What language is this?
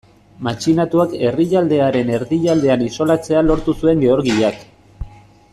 Basque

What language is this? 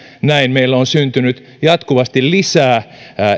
Finnish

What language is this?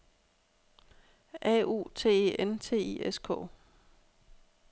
Danish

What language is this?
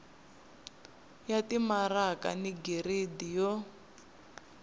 Tsonga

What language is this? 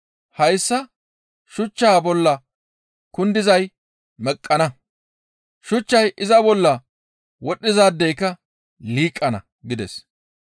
Gamo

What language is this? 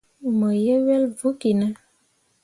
Mundang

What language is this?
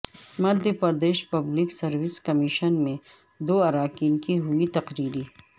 Urdu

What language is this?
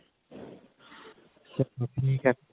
Punjabi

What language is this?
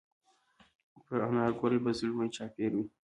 Pashto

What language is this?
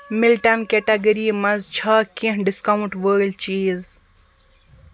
Kashmiri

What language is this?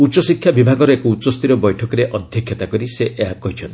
Odia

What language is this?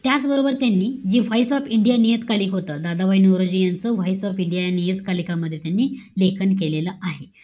Marathi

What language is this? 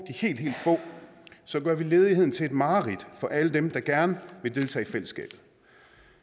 Danish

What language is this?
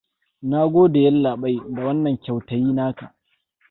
Hausa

